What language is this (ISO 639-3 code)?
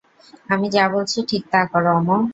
ben